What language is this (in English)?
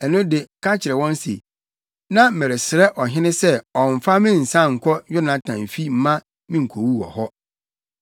Akan